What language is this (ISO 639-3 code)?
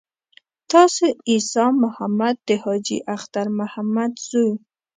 pus